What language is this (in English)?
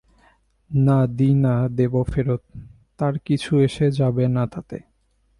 Bangla